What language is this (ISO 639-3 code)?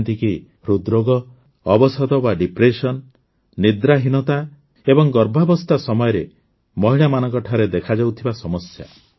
ori